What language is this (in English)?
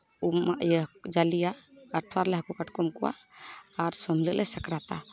Santali